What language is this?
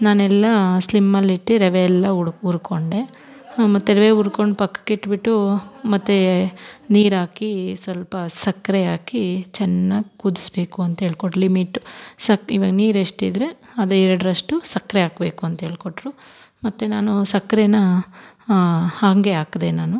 Kannada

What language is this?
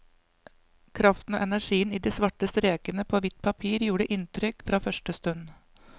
Norwegian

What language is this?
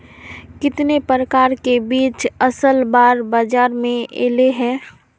Magahi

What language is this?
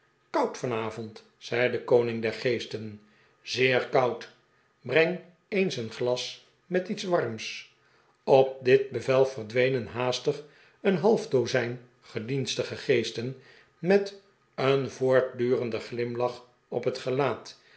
Dutch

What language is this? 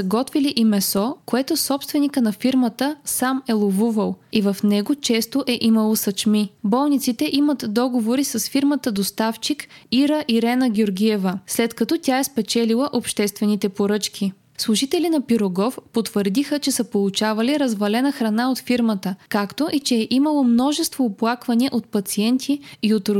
Bulgarian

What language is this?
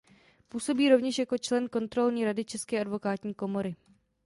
Czech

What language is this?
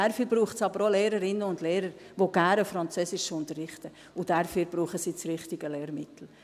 Swiss German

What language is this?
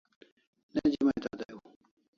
Kalasha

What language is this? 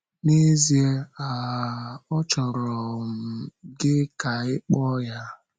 Igbo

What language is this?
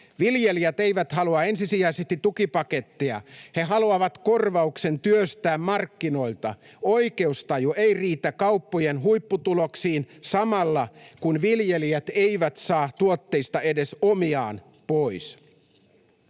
Finnish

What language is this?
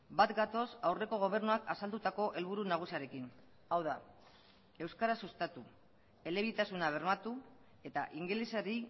Basque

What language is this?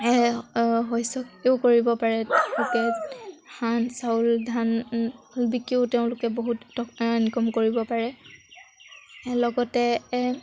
Assamese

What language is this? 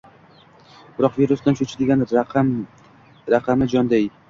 Uzbek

